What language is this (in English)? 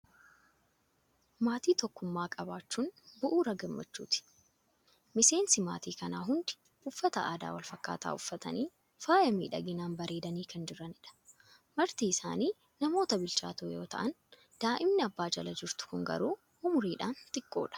Oromo